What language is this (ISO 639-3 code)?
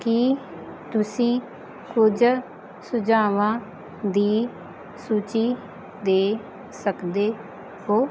pan